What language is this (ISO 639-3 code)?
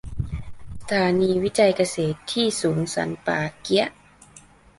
tha